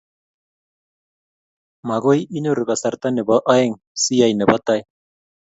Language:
Kalenjin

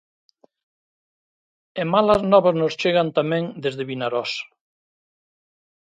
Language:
Galician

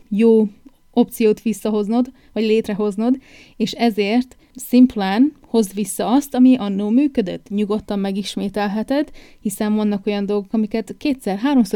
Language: Hungarian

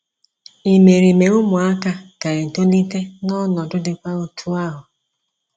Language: Igbo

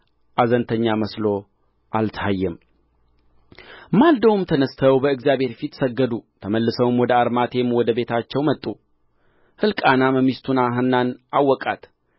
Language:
Amharic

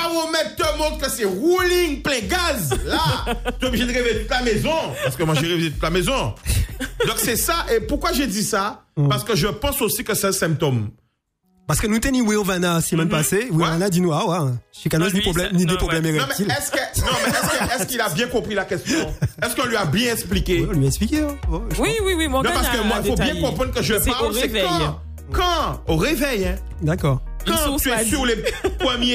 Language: French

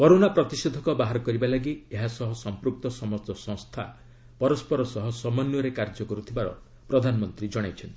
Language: Odia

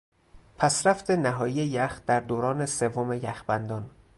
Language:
Persian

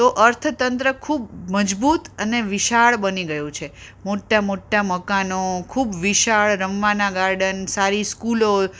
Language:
Gujarati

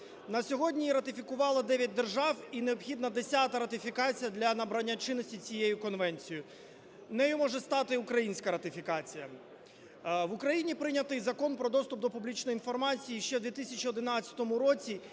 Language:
Ukrainian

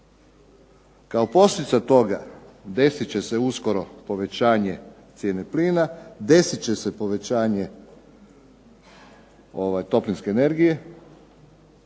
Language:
Croatian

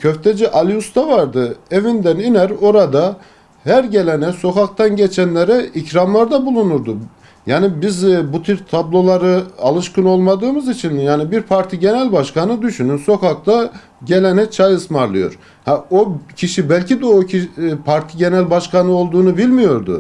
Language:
Turkish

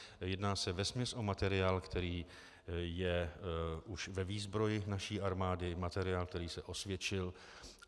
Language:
Czech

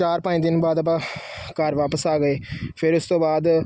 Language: Punjabi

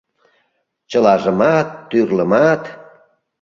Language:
Mari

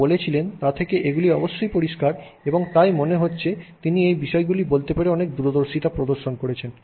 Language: Bangla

